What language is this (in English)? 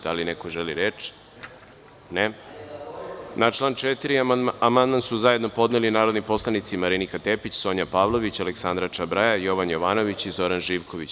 Serbian